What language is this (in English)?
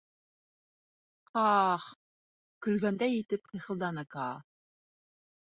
Bashkir